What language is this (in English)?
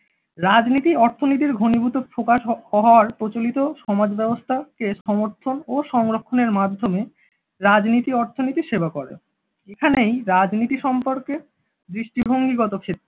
Bangla